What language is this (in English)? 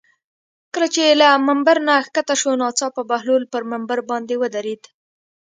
Pashto